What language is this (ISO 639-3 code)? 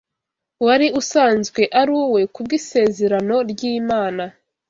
kin